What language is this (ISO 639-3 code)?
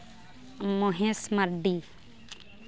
sat